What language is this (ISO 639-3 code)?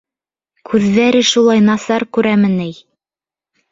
bak